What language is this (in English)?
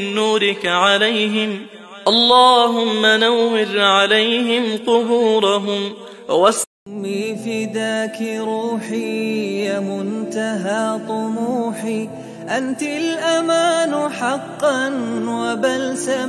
Arabic